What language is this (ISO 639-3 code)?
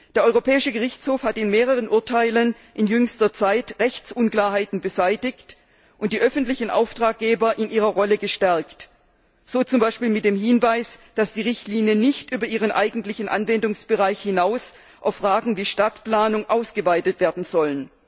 deu